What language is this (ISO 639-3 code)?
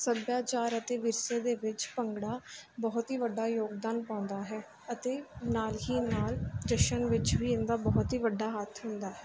pan